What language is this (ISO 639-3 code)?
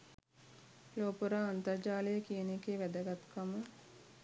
sin